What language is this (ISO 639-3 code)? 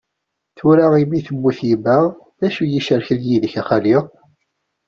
kab